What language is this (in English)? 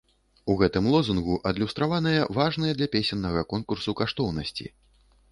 Belarusian